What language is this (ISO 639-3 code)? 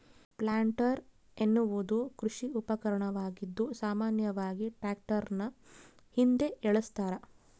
kan